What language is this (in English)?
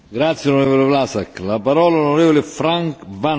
Dutch